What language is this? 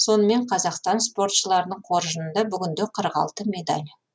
Kazakh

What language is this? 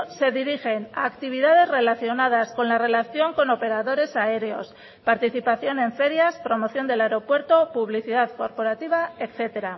Spanish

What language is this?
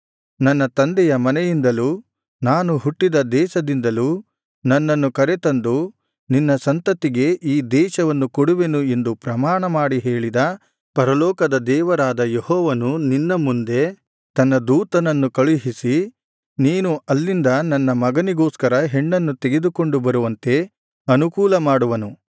Kannada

